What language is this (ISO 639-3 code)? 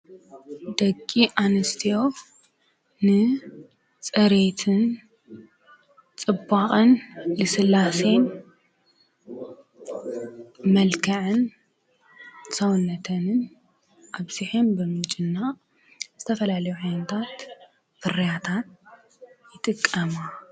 tir